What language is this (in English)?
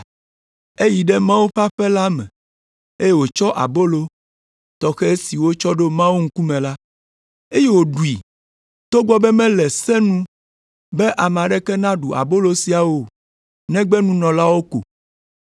Ewe